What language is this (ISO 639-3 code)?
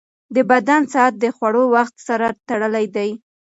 pus